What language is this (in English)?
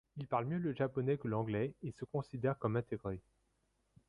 French